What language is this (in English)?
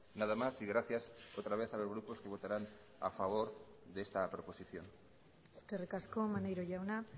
Spanish